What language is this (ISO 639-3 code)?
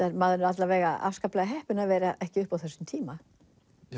isl